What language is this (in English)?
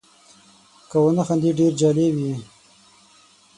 Pashto